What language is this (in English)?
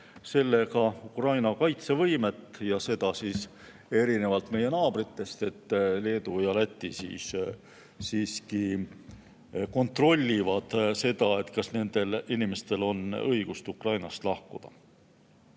Estonian